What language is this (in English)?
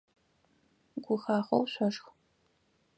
Adyghe